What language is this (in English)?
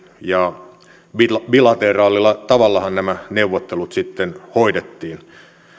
Finnish